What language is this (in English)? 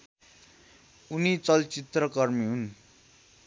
Nepali